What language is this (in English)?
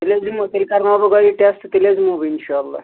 Kashmiri